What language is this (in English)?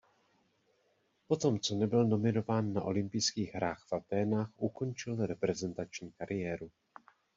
Czech